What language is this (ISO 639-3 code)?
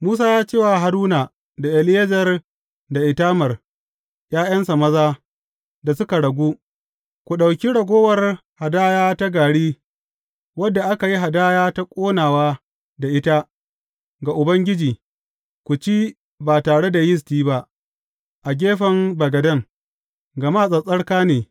hau